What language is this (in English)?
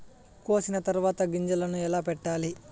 Telugu